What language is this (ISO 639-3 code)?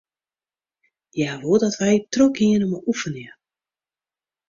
fry